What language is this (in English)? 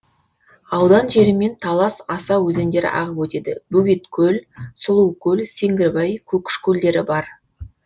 Kazakh